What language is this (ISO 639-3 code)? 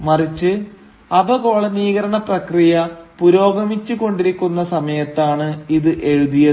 mal